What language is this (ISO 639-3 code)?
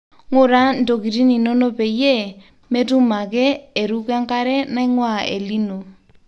mas